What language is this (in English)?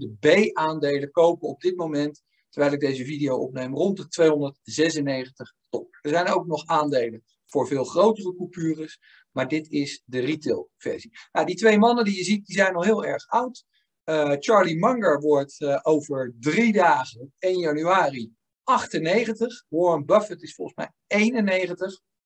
Dutch